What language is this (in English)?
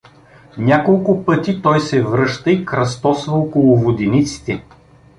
Bulgarian